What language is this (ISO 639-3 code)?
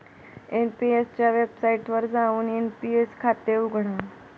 mar